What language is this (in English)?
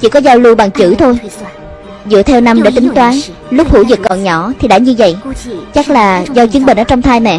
Vietnamese